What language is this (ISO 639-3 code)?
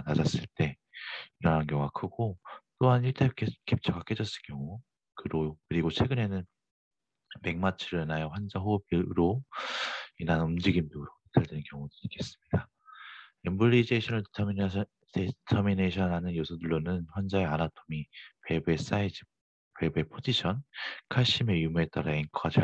kor